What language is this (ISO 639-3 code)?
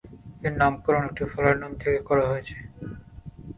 ben